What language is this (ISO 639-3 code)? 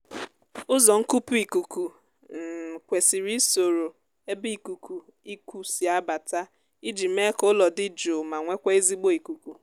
ibo